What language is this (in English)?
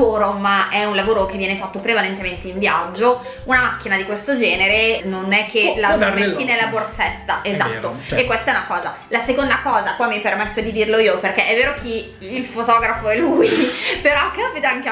Italian